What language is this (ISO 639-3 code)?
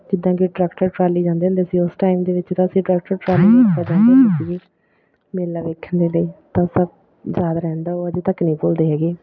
pan